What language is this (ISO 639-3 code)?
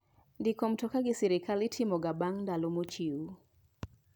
luo